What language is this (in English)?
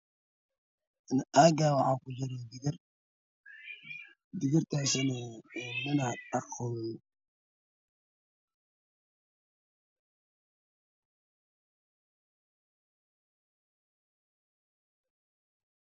Somali